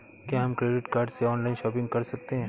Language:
Hindi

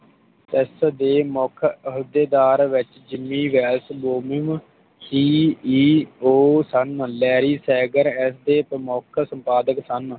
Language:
Punjabi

